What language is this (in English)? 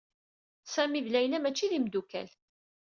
Kabyle